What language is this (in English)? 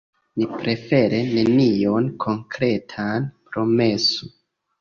Esperanto